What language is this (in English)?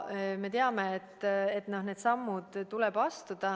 Estonian